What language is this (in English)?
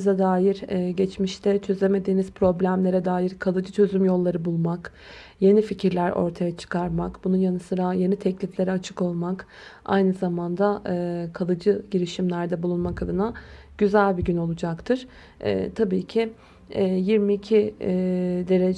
Turkish